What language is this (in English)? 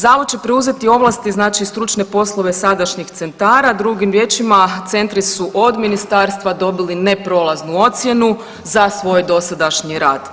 Croatian